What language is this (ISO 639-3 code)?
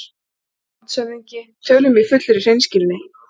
isl